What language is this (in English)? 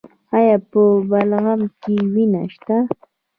Pashto